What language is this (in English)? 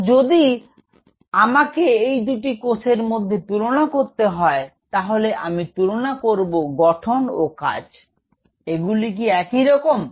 Bangla